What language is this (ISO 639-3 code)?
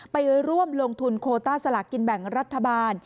tha